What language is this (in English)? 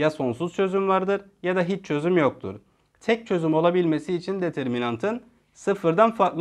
Turkish